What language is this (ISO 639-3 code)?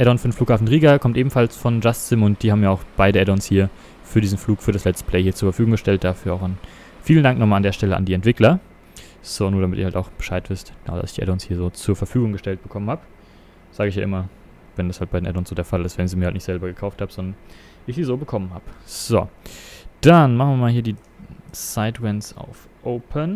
deu